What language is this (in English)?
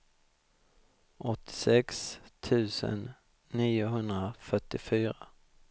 Swedish